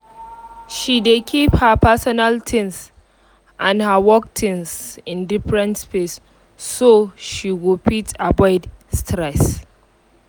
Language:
Nigerian Pidgin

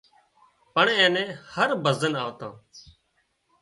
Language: Wadiyara Koli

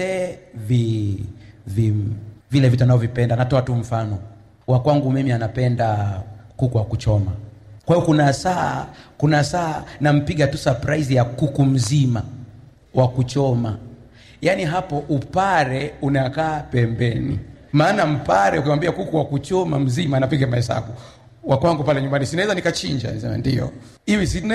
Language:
Swahili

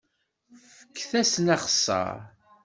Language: Kabyle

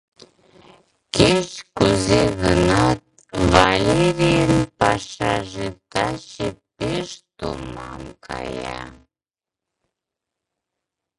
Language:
Mari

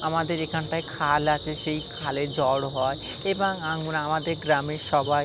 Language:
Bangla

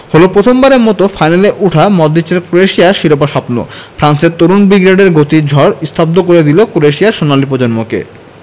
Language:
Bangla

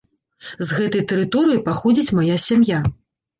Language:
Belarusian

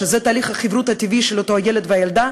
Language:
Hebrew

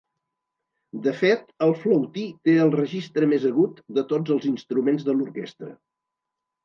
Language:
Catalan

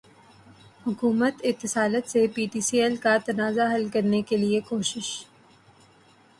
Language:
Urdu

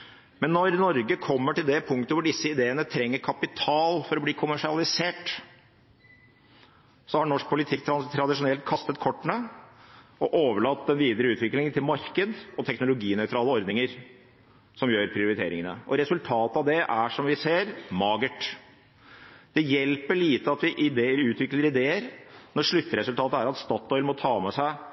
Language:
Norwegian Bokmål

